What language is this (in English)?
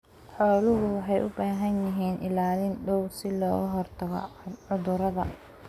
Somali